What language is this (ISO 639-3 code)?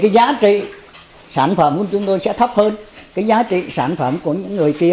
vie